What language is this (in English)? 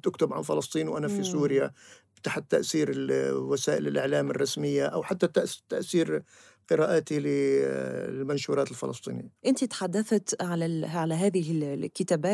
Arabic